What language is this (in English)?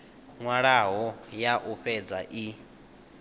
Venda